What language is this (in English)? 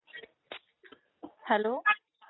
Marathi